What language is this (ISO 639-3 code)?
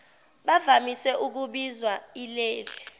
zul